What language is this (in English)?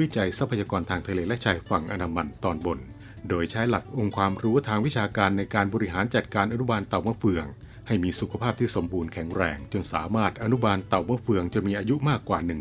Thai